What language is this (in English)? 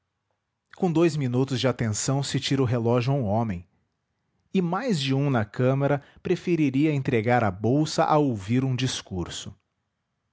Portuguese